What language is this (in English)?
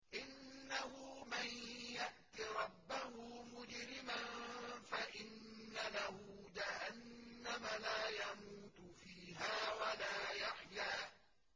Arabic